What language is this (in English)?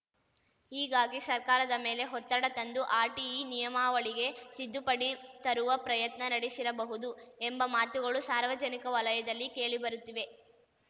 Kannada